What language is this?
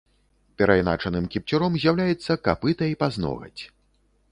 Belarusian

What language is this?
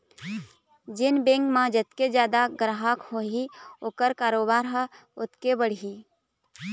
Chhattisgarhi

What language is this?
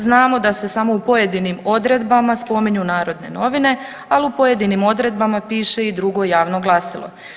Croatian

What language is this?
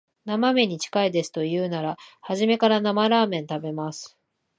Japanese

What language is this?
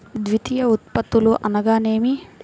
Telugu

